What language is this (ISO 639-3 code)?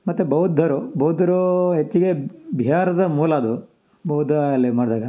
kan